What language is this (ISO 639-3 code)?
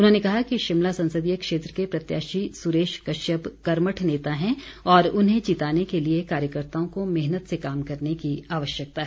hin